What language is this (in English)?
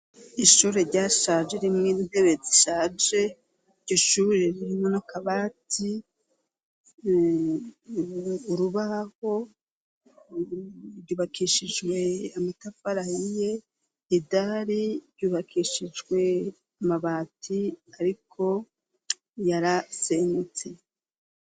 Rundi